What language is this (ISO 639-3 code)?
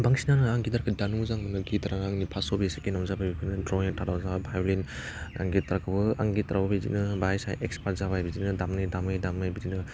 brx